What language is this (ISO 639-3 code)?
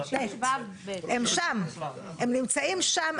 heb